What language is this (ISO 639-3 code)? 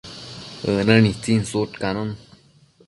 mcf